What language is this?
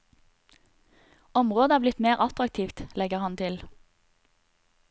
Norwegian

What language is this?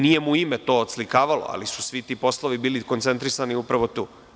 Serbian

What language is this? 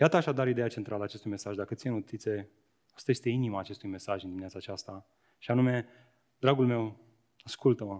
Romanian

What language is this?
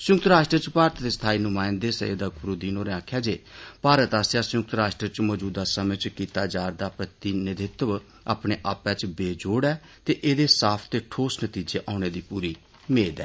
Dogri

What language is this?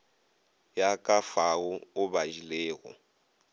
Northern Sotho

